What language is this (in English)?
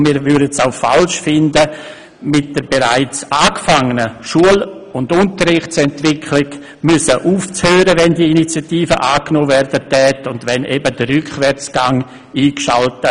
Swiss German